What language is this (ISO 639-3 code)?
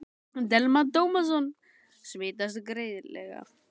isl